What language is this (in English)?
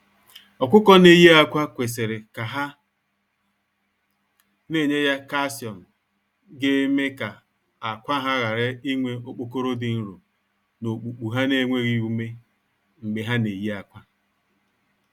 Igbo